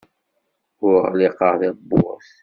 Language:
Kabyle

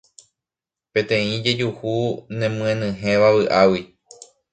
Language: Guarani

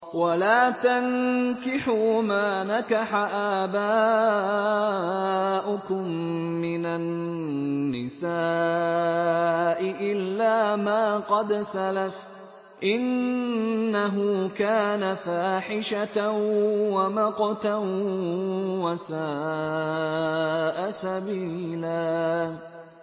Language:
Arabic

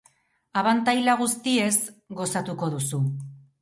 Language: Basque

